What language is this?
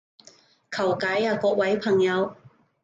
Cantonese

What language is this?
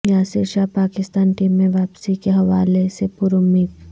Urdu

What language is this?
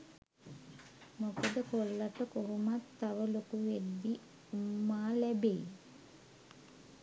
Sinhala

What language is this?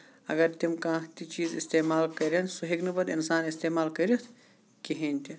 Kashmiri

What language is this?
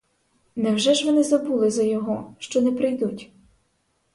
Ukrainian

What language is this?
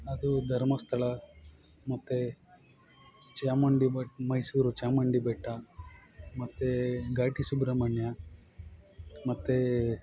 Kannada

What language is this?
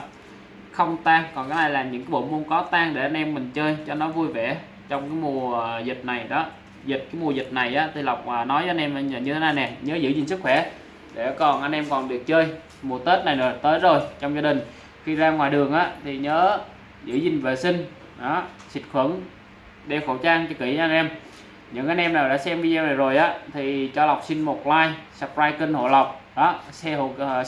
Vietnamese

